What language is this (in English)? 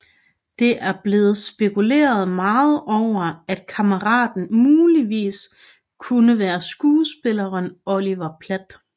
Danish